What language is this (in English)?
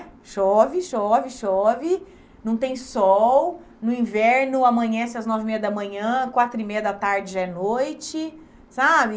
Portuguese